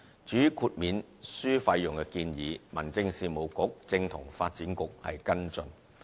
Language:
Cantonese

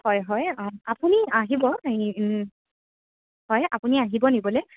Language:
Assamese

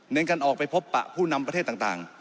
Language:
Thai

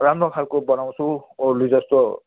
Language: Nepali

